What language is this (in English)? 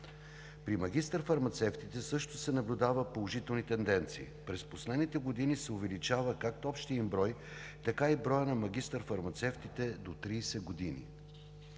Bulgarian